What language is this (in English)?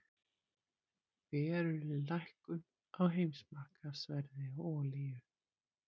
Icelandic